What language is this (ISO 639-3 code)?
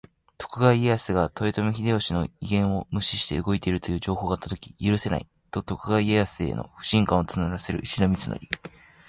jpn